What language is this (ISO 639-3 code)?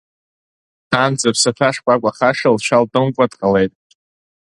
abk